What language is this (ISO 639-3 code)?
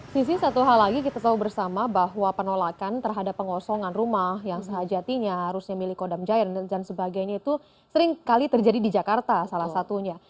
ind